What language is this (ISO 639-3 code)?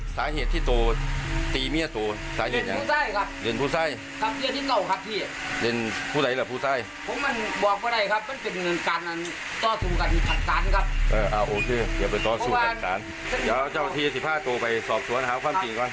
tha